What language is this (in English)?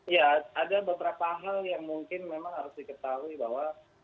Indonesian